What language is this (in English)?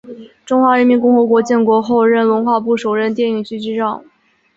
Chinese